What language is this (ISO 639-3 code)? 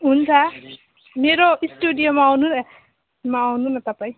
nep